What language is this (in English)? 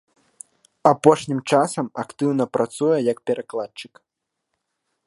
Belarusian